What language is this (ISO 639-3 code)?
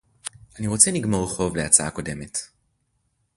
heb